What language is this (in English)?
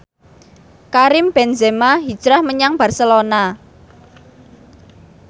Javanese